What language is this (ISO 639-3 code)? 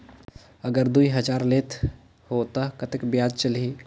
hne